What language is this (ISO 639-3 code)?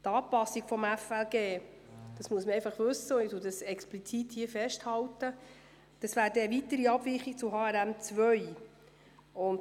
gsw